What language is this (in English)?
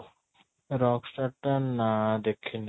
Odia